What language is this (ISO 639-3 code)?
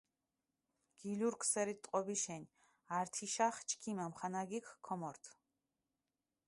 xmf